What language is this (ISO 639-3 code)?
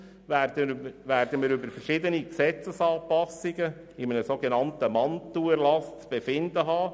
gsw